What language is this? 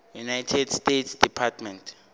Northern Sotho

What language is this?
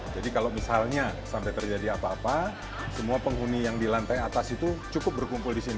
Indonesian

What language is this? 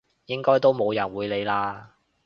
Cantonese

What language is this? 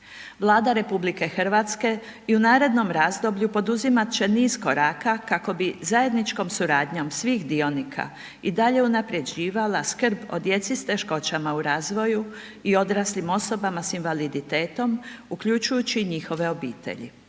Croatian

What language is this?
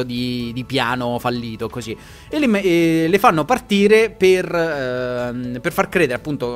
Italian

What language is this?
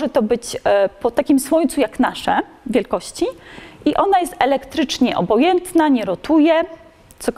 Polish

